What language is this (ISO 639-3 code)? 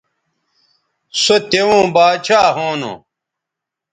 btv